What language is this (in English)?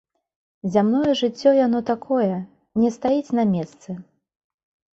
Belarusian